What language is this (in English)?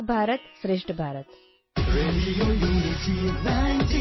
Kannada